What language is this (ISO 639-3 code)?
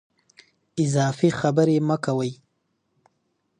pus